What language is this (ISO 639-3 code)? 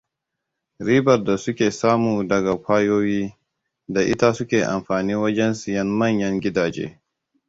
hau